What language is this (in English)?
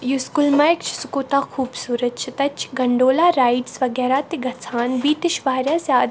Kashmiri